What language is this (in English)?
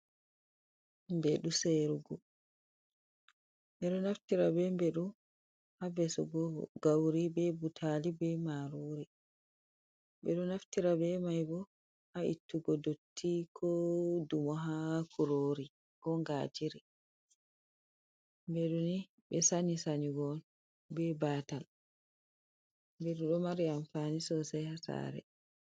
Fula